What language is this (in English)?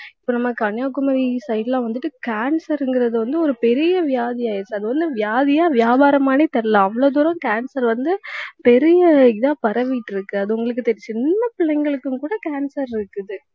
Tamil